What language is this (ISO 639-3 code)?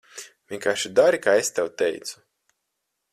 lav